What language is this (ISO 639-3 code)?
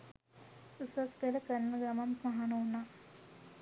sin